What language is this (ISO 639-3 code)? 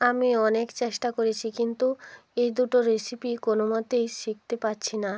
ben